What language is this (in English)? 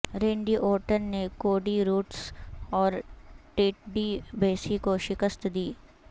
Urdu